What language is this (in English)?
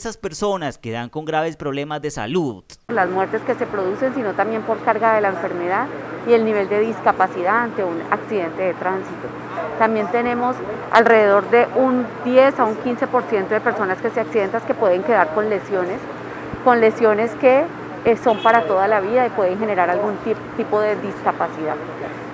Spanish